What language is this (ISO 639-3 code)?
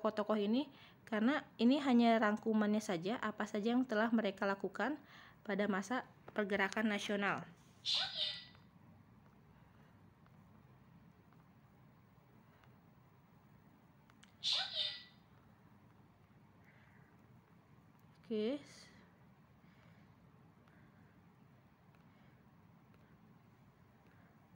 ind